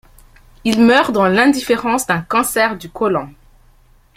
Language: French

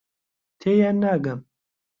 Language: Central Kurdish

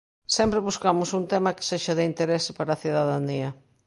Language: Galician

